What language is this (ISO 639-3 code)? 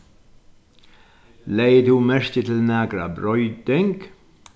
fao